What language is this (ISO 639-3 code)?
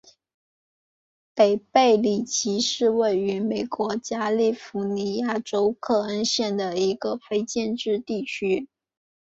zho